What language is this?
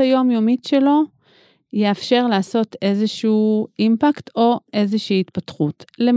Hebrew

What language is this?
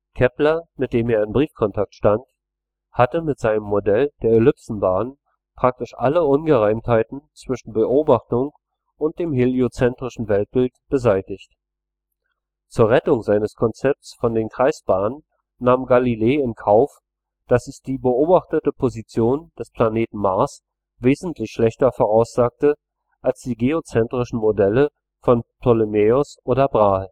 German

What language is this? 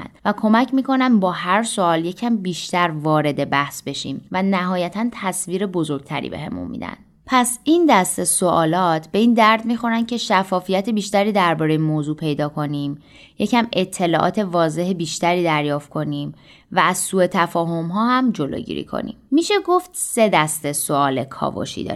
Persian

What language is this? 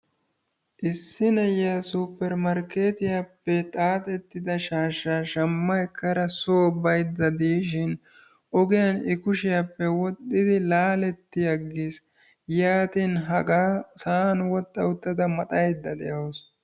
Wolaytta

